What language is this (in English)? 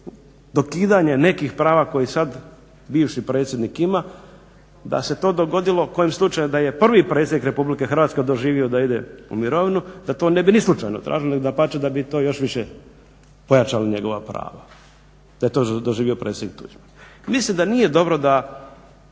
Croatian